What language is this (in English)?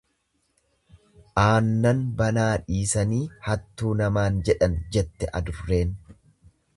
Oromo